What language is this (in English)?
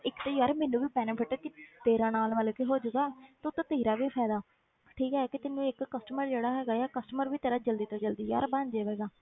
Punjabi